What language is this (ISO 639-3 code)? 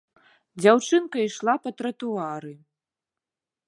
bel